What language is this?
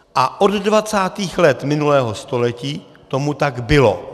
Czech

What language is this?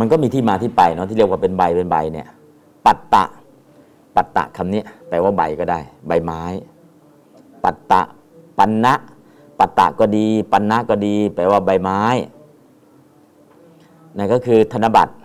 Thai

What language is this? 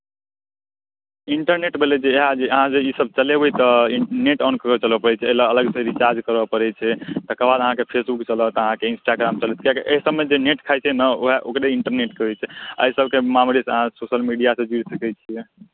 Maithili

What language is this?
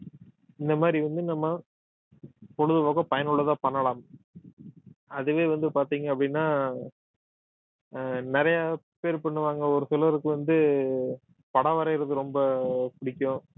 Tamil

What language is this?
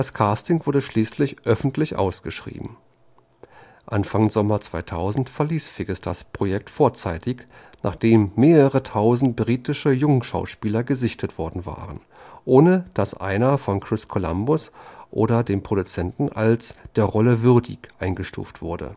German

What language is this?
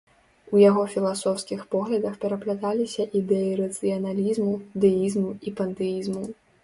Belarusian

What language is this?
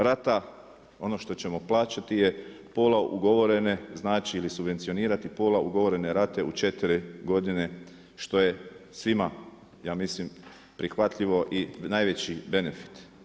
Croatian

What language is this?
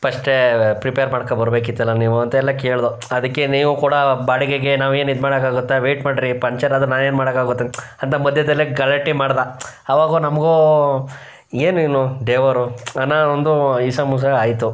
Kannada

